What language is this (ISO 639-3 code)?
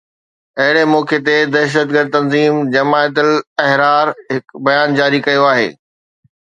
snd